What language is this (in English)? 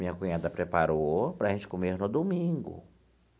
Portuguese